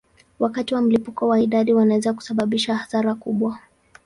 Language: Swahili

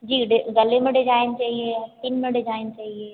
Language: Hindi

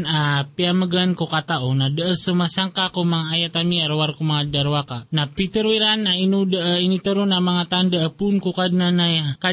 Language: Filipino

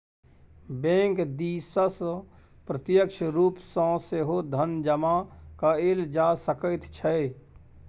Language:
Maithili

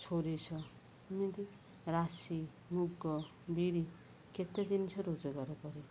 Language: Odia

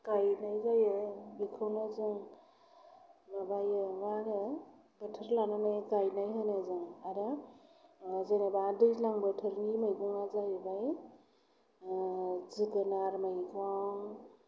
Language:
Bodo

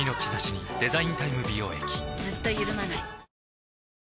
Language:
Japanese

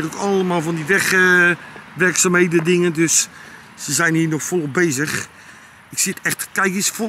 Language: Dutch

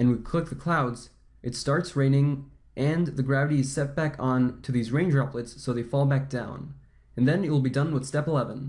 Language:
English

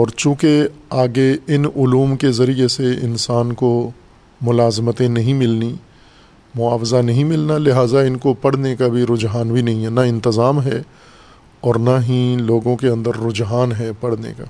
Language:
Urdu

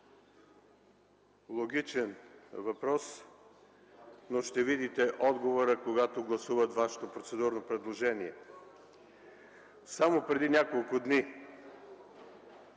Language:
Bulgarian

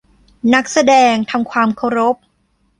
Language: Thai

